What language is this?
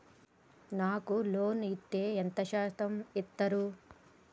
Telugu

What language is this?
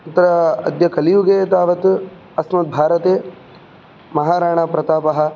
Sanskrit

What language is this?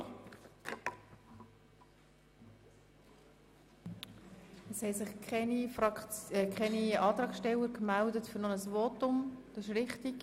Swiss German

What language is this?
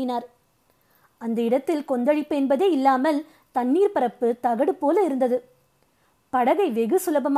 Tamil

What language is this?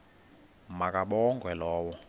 Xhosa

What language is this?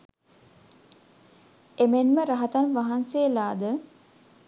Sinhala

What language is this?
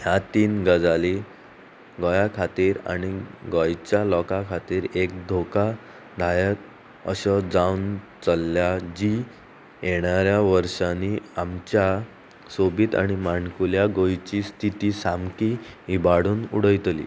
Konkani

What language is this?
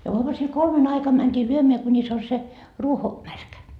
Finnish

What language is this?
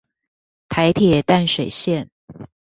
Chinese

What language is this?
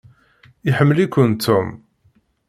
Kabyle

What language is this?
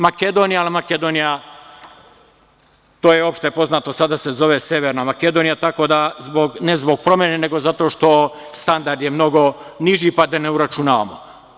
Serbian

